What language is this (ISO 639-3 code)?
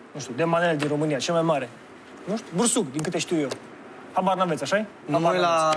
ron